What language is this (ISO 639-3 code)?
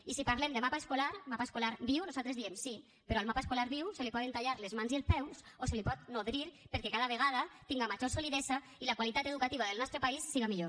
cat